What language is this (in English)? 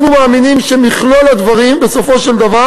Hebrew